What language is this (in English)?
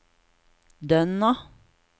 Norwegian